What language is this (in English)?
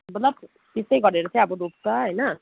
Nepali